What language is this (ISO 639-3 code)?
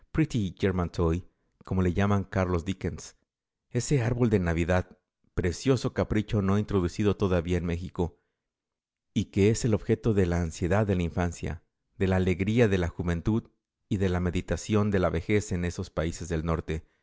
spa